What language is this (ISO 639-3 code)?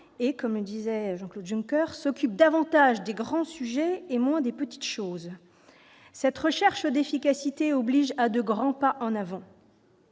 fra